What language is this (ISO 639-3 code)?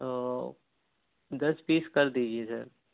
urd